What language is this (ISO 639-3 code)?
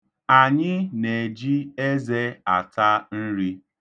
ibo